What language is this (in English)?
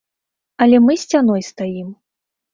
Belarusian